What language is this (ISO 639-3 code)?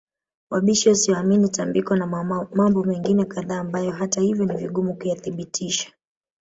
swa